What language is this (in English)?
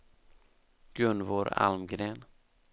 Swedish